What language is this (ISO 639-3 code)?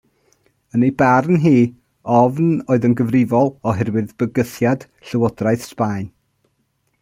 cym